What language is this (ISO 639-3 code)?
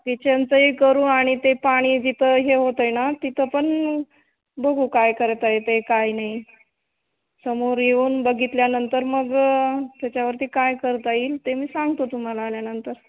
mar